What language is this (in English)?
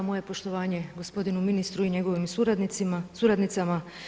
Croatian